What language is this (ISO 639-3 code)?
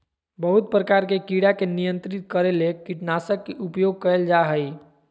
mag